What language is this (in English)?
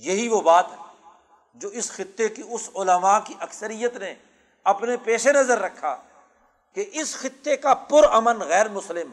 Urdu